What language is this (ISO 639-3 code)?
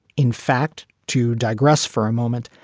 eng